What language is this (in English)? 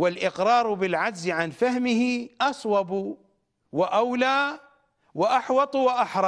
Arabic